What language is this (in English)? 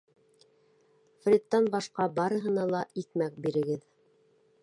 Bashkir